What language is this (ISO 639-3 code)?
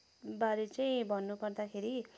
nep